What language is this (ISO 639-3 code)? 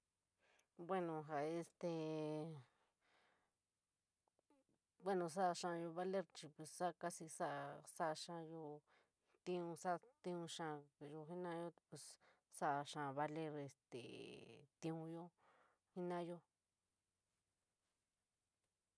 mig